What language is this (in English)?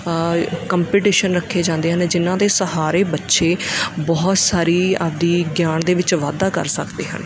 Punjabi